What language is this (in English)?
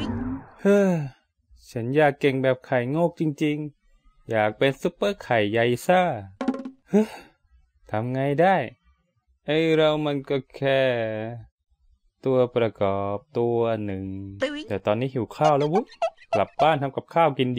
Thai